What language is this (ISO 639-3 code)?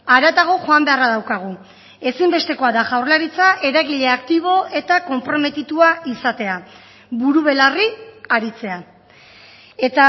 eus